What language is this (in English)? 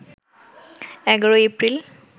Bangla